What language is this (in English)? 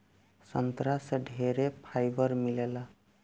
Bhojpuri